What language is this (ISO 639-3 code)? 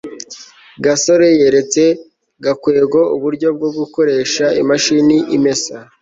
kin